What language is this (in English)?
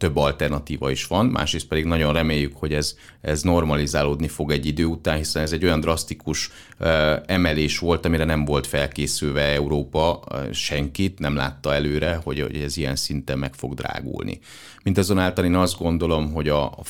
Hungarian